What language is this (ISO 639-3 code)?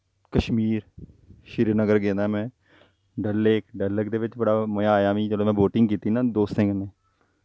doi